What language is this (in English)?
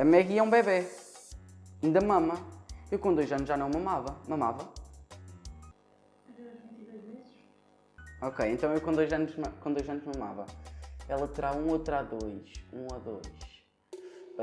Portuguese